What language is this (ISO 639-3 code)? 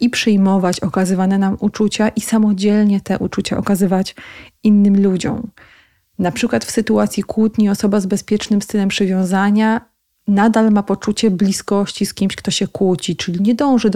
pol